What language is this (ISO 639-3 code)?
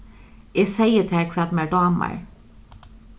fao